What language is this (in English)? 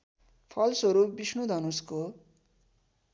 Nepali